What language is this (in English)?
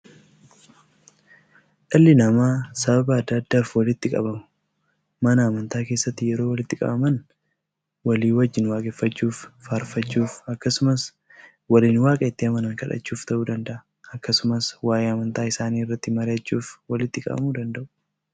Oromo